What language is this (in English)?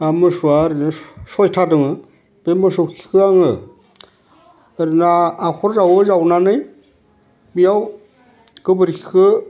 Bodo